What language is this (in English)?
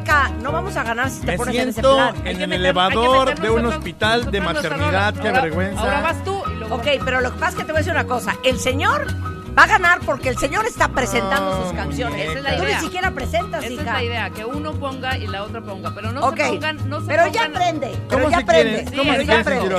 Spanish